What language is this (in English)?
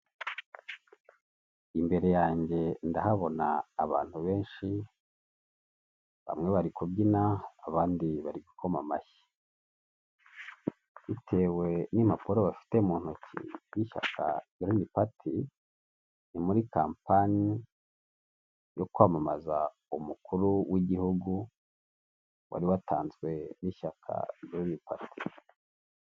Kinyarwanda